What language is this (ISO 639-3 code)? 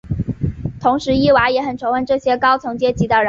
zho